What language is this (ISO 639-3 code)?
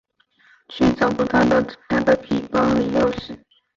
zho